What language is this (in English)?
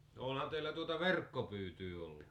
Finnish